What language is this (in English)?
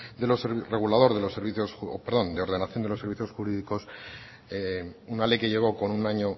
Spanish